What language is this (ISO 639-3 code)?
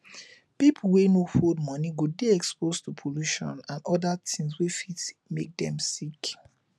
pcm